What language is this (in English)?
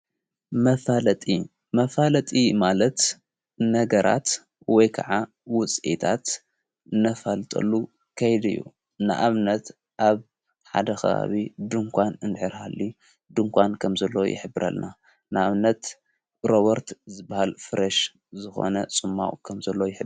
Tigrinya